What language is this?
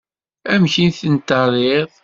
Kabyle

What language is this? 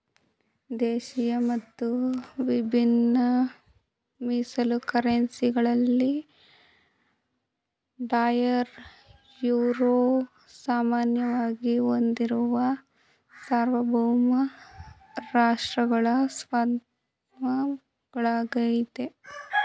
Kannada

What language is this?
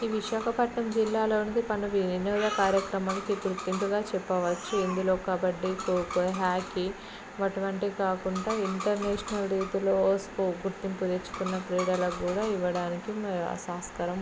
Telugu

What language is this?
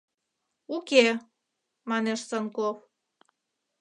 Mari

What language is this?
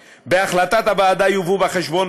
Hebrew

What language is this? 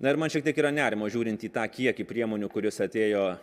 Lithuanian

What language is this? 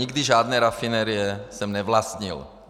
Czech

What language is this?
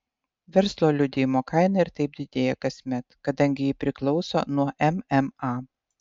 Lithuanian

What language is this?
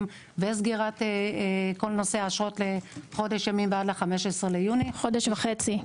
Hebrew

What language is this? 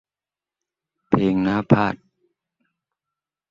Thai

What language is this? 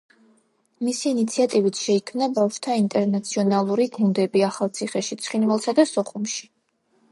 Georgian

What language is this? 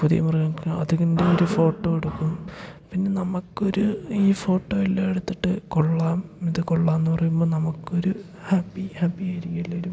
Malayalam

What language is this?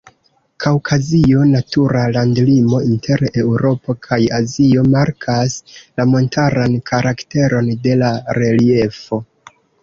Esperanto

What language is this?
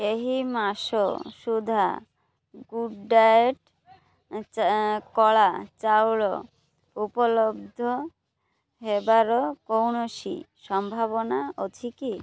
Odia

